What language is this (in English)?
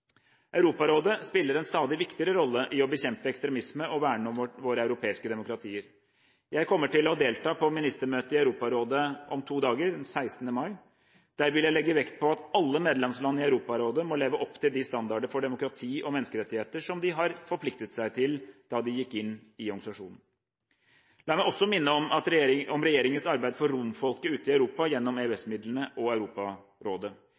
Norwegian Bokmål